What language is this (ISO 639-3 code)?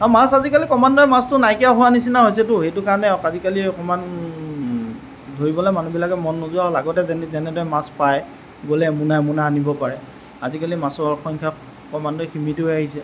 asm